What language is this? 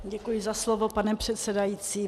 Czech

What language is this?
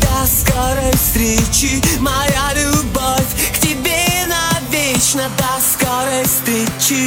Russian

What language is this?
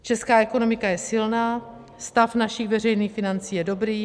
Czech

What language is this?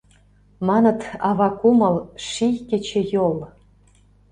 Mari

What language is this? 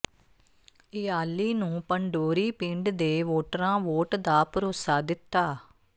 Punjabi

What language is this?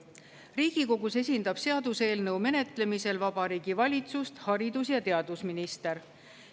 Estonian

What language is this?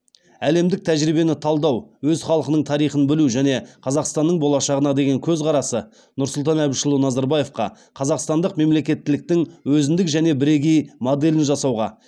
Kazakh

